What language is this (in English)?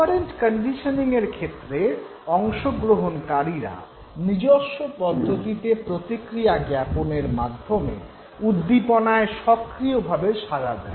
Bangla